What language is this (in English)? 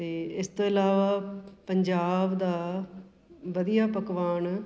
Punjabi